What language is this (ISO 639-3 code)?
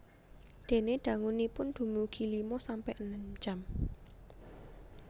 jav